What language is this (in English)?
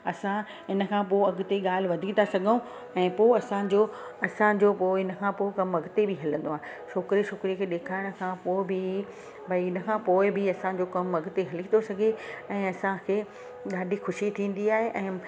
Sindhi